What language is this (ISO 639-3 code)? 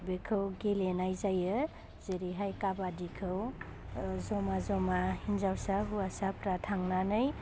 brx